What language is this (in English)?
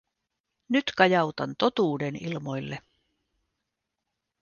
Finnish